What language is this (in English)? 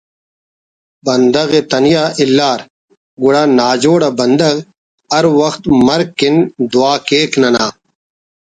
Brahui